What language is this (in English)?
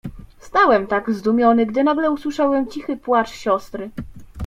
Polish